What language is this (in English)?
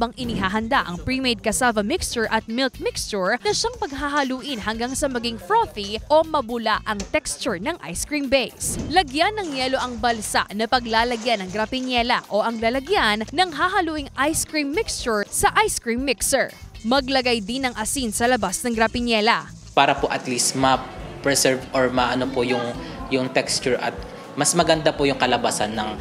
Filipino